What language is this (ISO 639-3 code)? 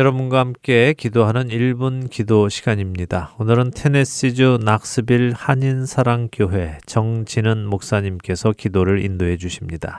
kor